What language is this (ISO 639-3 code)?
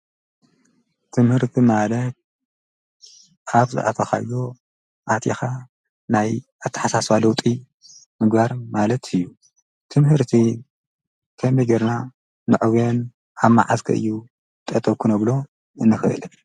tir